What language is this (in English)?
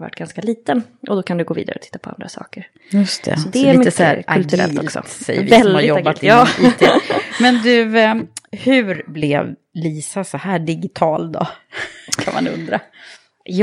Swedish